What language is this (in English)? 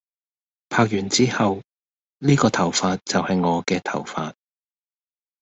Cantonese